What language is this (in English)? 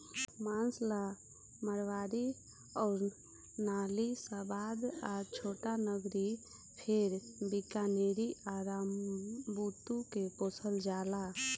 Bhojpuri